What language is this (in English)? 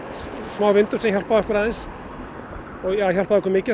Icelandic